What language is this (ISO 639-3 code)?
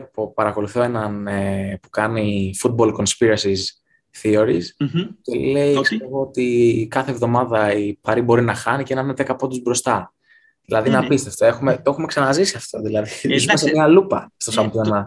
ell